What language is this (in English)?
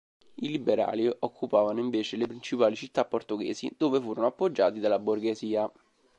Italian